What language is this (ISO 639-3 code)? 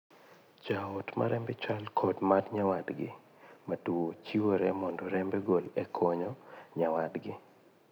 luo